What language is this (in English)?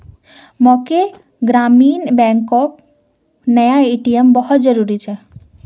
Magahi